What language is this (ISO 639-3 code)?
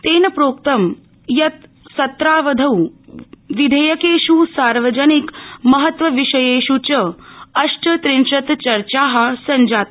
san